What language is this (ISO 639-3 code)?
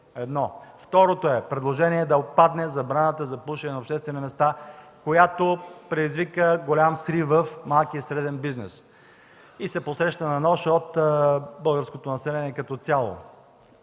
bul